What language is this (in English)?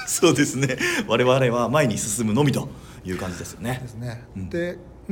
Japanese